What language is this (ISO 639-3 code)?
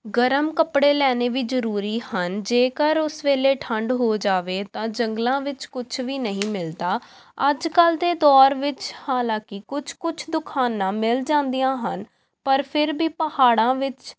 pan